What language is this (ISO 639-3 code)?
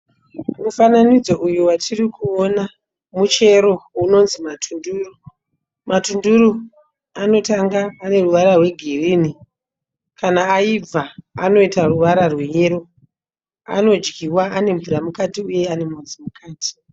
sna